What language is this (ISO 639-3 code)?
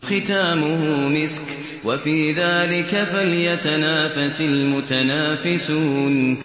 ara